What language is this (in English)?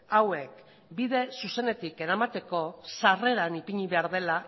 Basque